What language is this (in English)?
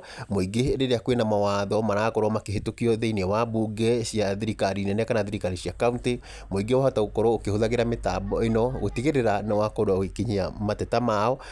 Kikuyu